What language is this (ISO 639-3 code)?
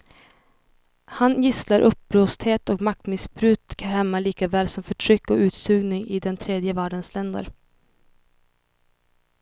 swe